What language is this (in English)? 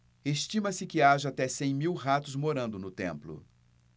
Portuguese